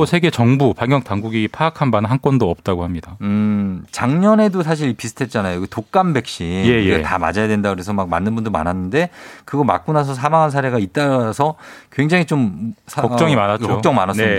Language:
Korean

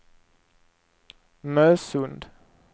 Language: Swedish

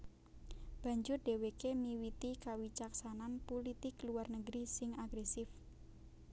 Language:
Javanese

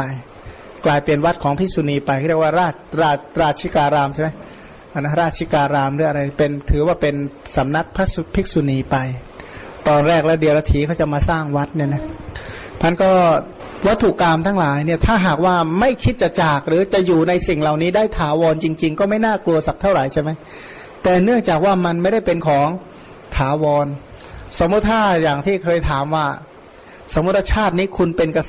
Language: Thai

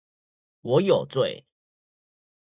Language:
Chinese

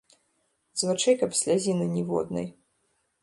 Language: Belarusian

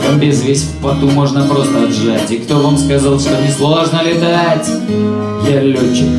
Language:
Russian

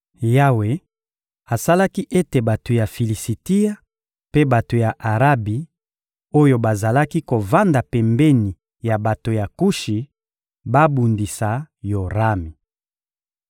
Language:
Lingala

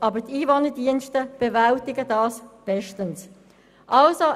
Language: Swiss German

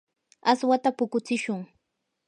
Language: Yanahuanca Pasco Quechua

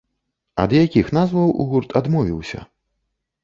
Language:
Belarusian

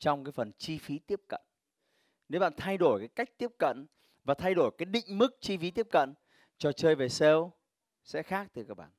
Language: Vietnamese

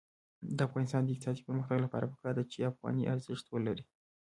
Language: Pashto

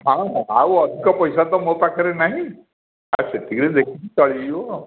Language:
Odia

